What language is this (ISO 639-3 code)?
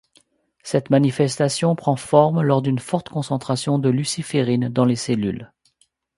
fra